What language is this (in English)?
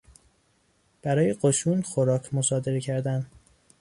Persian